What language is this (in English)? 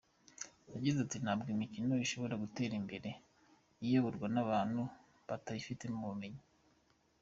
Kinyarwanda